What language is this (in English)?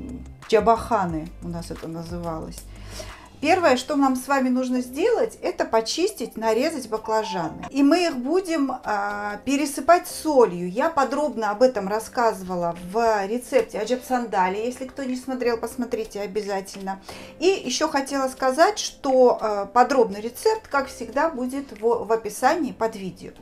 Russian